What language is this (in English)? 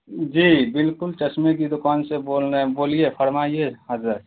Urdu